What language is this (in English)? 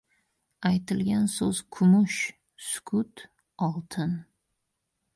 Uzbek